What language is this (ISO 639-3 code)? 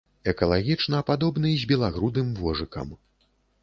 bel